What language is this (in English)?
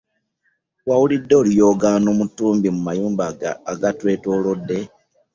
Ganda